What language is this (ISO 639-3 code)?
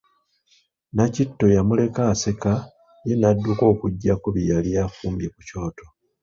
lug